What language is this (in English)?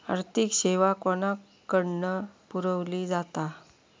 Marathi